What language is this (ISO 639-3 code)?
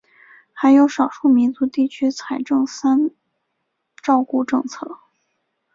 zho